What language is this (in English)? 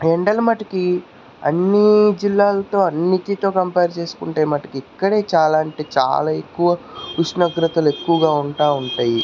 Telugu